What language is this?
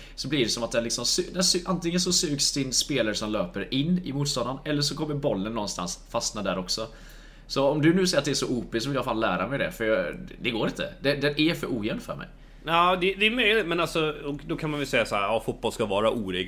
Swedish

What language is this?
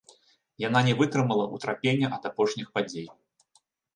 Belarusian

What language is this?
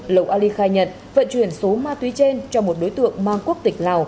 Vietnamese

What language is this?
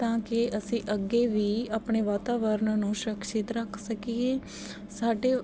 Punjabi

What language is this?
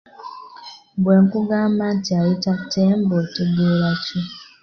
Ganda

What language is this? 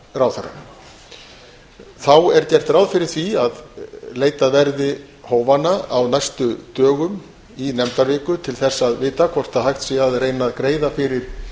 Icelandic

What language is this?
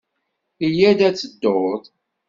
Kabyle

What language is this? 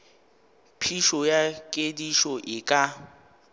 Northern Sotho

